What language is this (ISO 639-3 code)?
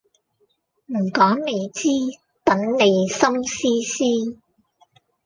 yue